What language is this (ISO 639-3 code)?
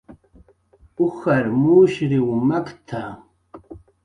jqr